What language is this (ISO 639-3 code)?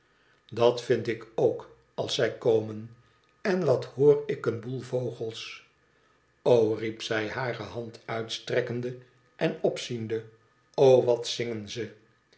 nld